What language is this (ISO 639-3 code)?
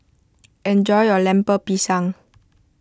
eng